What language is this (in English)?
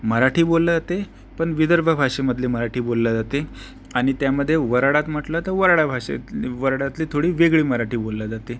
Marathi